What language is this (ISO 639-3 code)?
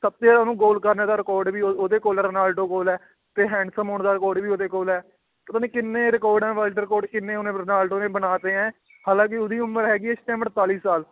pan